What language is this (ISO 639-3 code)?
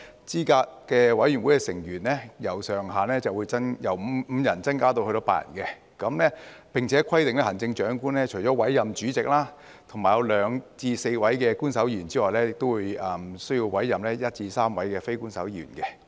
yue